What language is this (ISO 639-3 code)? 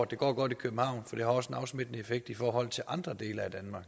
dan